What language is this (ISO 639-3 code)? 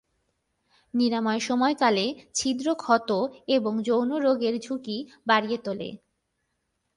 ben